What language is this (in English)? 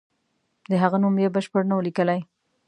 Pashto